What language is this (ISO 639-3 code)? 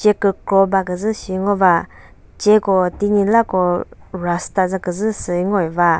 nri